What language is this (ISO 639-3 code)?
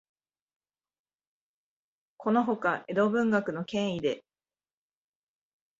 jpn